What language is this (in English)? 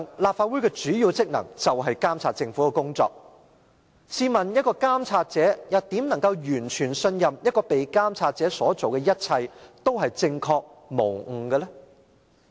Cantonese